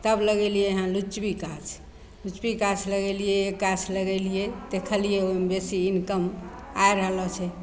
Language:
Maithili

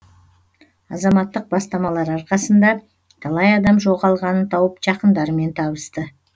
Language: Kazakh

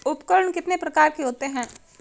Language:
Hindi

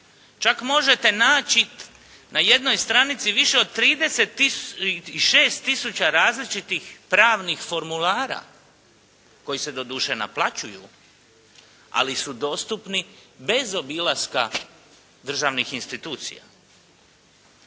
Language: Croatian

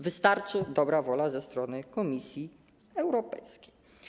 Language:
Polish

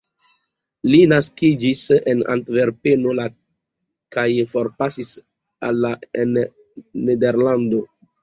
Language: Esperanto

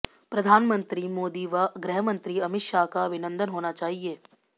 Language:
Hindi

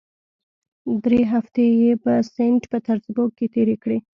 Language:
Pashto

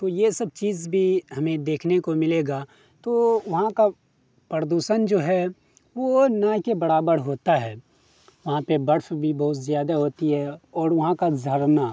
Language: Urdu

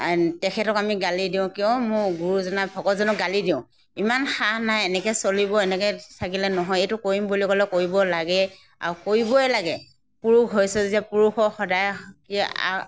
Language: Assamese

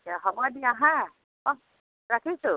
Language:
Assamese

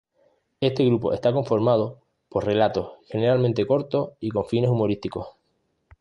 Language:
Spanish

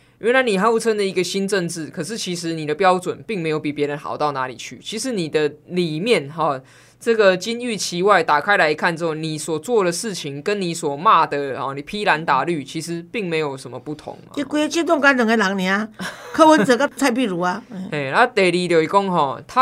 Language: Chinese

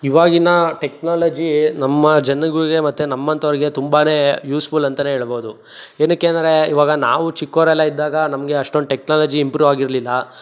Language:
Kannada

